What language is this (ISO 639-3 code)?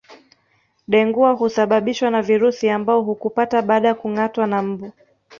swa